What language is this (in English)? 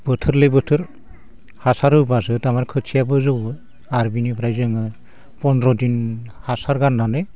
Bodo